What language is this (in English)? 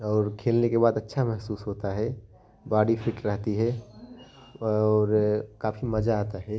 Hindi